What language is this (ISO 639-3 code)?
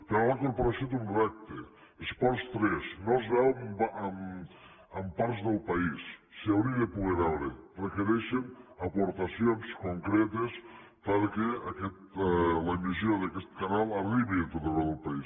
cat